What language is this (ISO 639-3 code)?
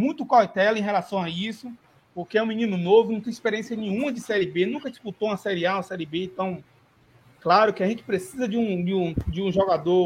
por